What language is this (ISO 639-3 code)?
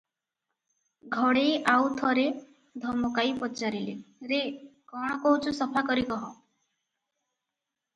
ori